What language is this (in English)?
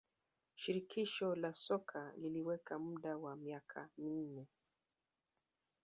Swahili